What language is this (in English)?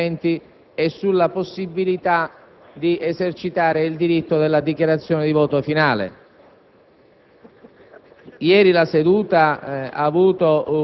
Italian